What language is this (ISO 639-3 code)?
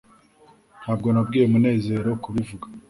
kin